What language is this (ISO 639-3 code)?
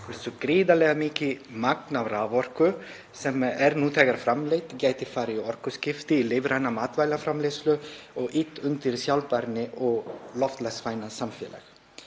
isl